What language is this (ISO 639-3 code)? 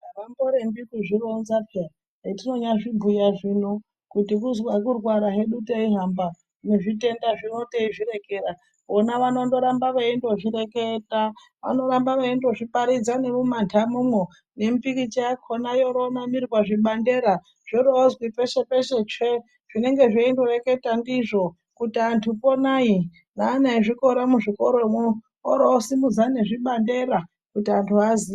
ndc